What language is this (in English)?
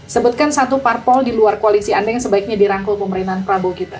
Indonesian